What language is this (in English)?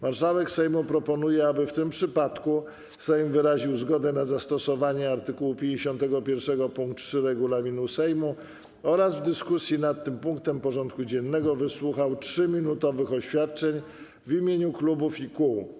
Polish